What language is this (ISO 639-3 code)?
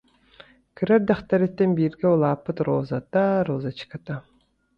sah